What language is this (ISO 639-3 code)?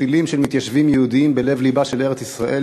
heb